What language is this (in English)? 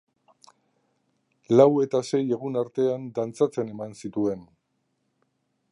Basque